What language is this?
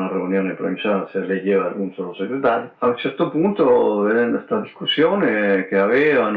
Italian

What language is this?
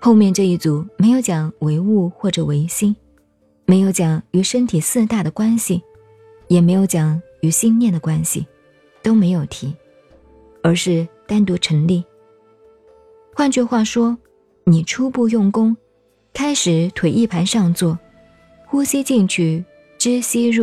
Chinese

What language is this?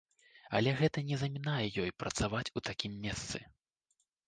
Belarusian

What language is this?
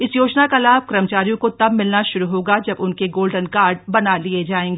Hindi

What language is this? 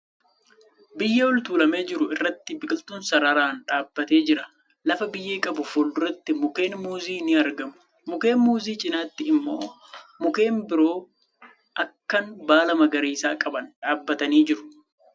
Oromo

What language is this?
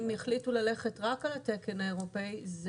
Hebrew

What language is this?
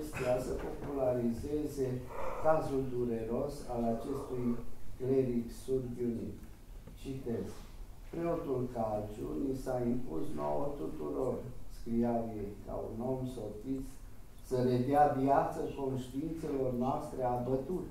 Romanian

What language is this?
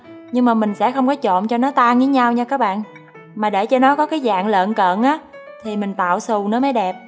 Vietnamese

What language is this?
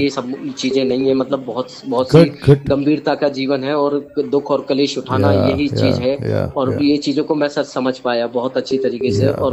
Hindi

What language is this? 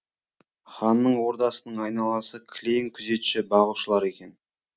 Kazakh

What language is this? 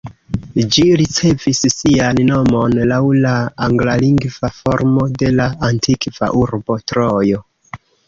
Esperanto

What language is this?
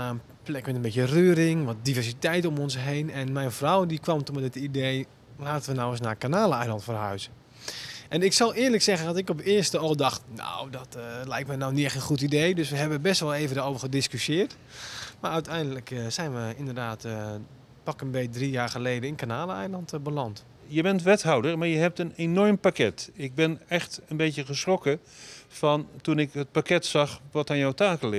Dutch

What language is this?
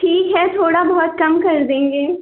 Hindi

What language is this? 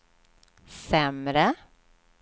Swedish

